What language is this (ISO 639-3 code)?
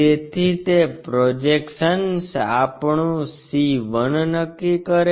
guj